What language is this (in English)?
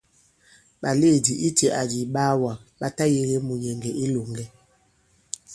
Bankon